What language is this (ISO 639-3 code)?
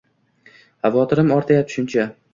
uzb